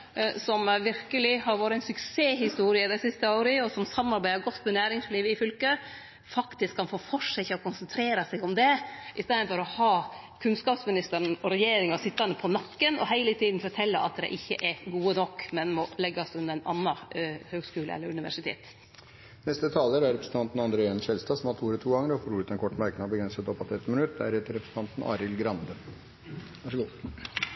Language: Norwegian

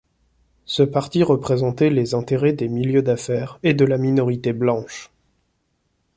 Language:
French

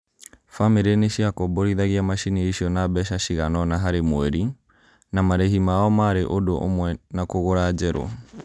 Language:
Kikuyu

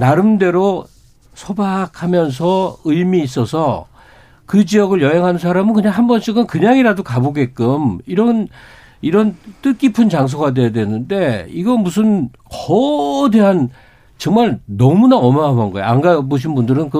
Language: Korean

